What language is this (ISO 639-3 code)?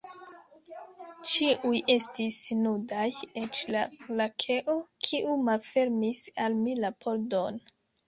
epo